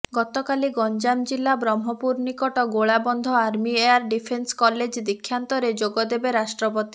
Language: Odia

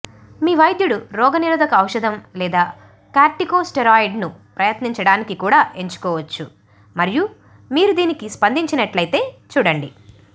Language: Telugu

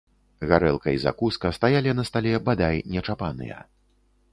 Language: Belarusian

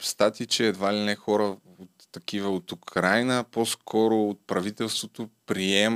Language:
Bulgarian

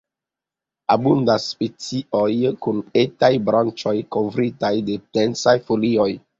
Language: Esperanto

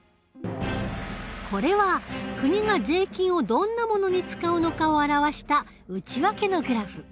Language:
Japanese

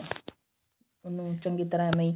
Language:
Punjabi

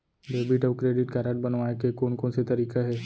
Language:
Chhattisgarhi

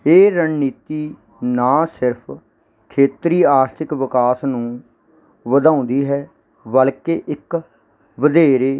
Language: Punjabi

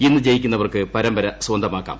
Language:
Malayalam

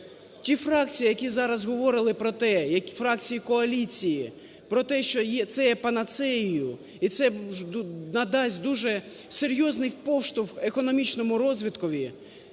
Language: Ukrainian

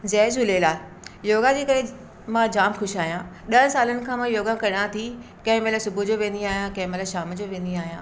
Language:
Sindhi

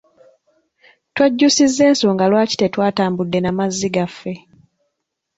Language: Ganda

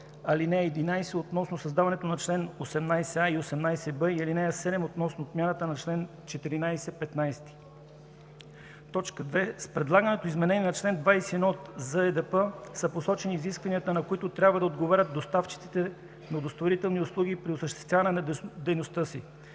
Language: Bulgarian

